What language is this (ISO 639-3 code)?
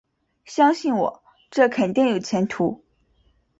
zho